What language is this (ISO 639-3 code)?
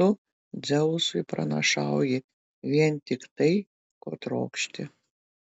lit